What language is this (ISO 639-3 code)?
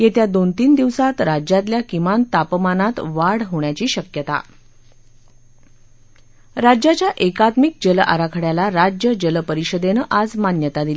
mar